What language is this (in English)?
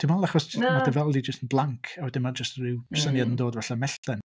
Welsh